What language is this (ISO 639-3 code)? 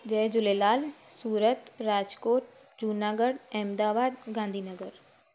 snd